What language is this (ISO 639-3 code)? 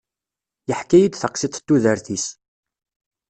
kab